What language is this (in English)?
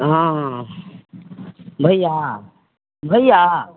Maithili